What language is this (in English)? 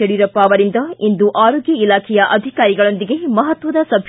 Kannada